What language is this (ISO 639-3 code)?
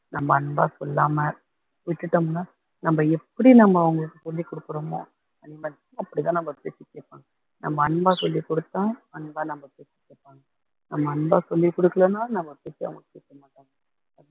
tam